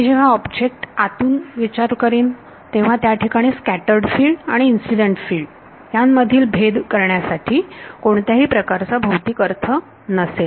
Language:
Marathi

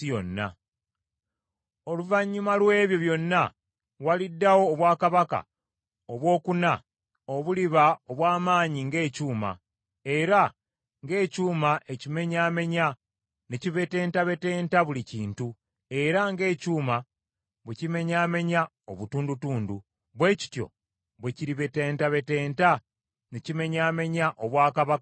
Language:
Ganda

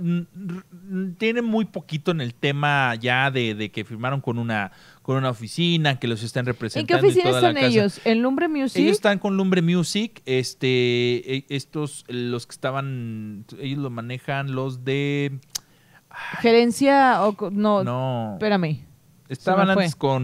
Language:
Spanish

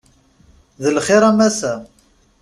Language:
Kabyle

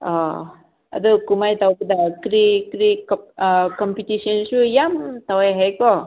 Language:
Manipuri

